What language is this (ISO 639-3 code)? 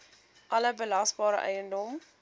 afr